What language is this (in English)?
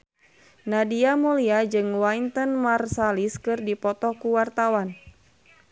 Sundanese